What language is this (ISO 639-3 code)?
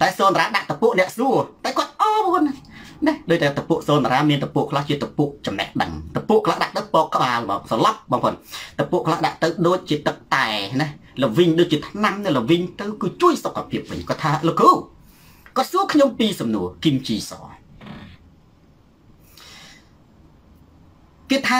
tha